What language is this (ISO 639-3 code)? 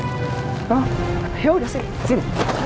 ind